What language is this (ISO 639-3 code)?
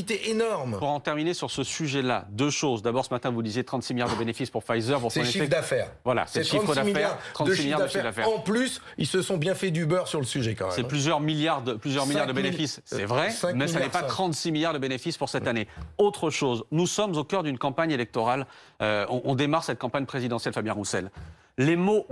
fra